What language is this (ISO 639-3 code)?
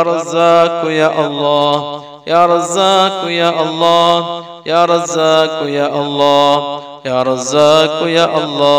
ara